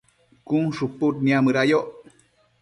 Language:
Matsés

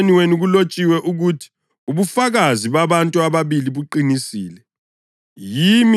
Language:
North Ndebele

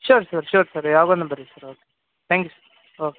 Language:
Kannada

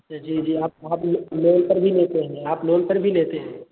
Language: Hindi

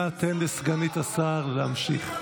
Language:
Hebrew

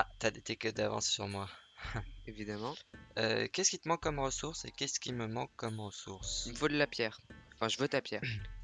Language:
French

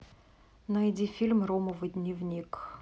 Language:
Russian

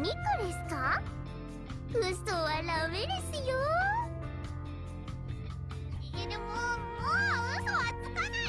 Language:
Japanese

